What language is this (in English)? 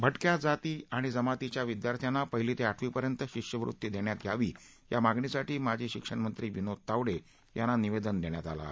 Marathi